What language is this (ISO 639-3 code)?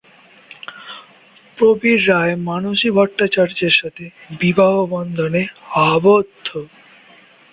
ben